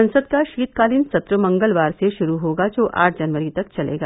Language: Hindi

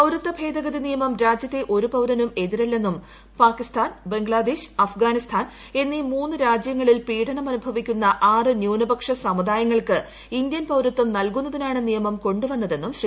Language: Malayalam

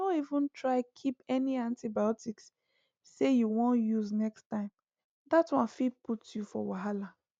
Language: Nigerian Pidgin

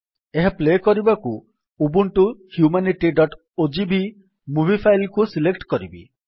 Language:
Odia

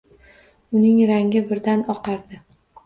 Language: Uzbek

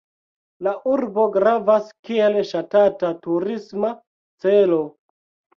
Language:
Esperanto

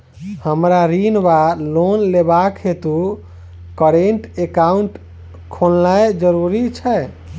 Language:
Maithili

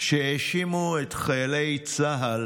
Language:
Hebrew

